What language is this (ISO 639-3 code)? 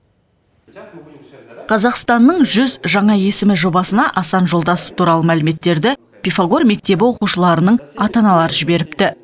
kaz